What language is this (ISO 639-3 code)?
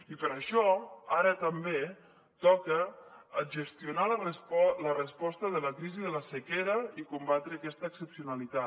cat